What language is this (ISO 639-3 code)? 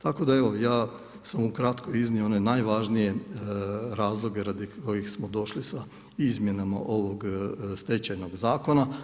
hrv